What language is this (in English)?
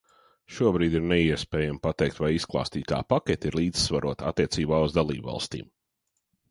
Latvian